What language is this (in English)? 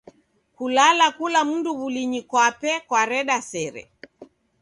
Taita